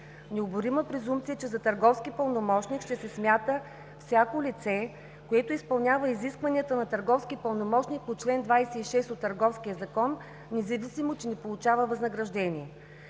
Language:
Bulgarian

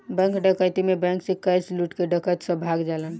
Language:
Bhojpuri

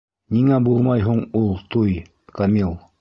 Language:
Bashkir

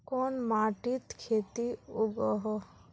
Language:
Magahi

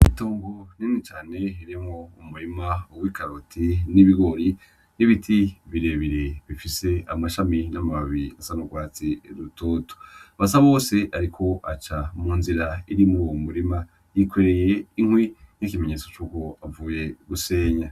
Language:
Rundi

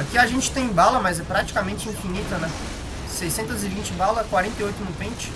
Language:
Portuguese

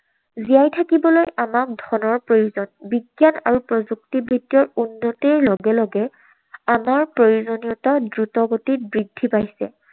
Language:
Assamese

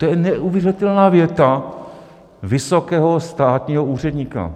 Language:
Czech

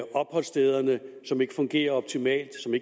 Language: Danish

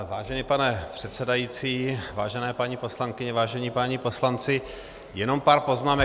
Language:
Czech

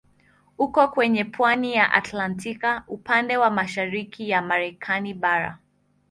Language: Swahili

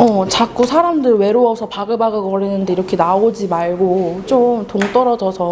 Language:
Korean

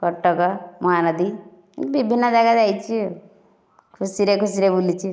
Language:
Odia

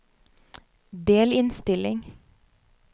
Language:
Norwegian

